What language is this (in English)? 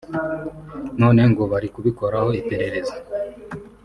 Kinyarwanda